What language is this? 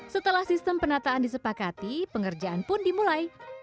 Indonesian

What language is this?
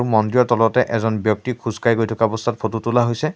Assamese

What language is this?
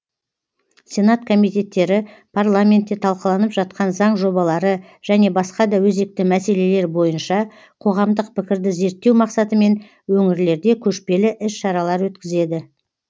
Kazakh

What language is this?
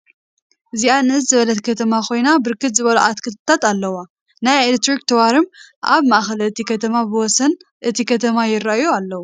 Tigrinya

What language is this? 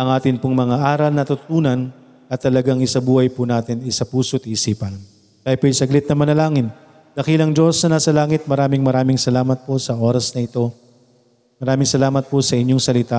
Filipino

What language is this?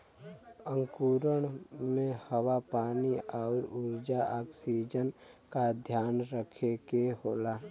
Bhojpuri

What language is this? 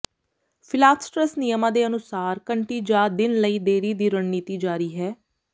Punjabi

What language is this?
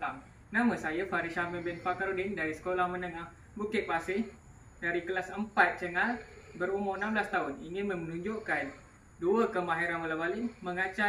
Malay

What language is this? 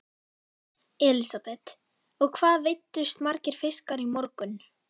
Icelandic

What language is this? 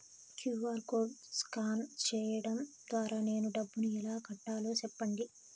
Telugu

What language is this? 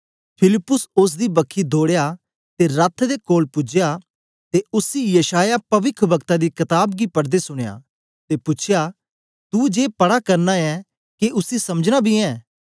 Dogri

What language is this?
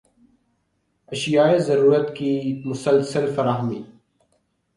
Urdu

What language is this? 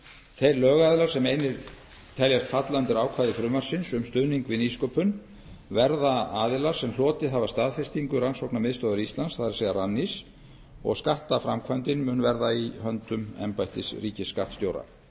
Icelandic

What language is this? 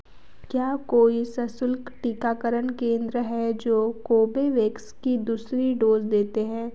Hindi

